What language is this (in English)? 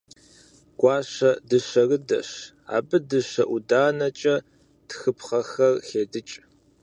Kabardian